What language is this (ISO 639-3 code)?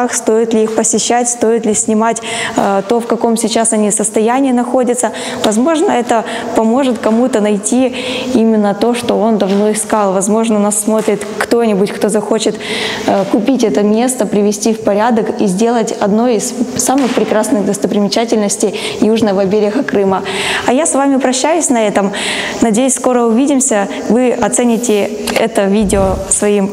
rus